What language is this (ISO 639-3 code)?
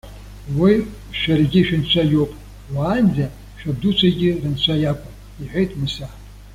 abk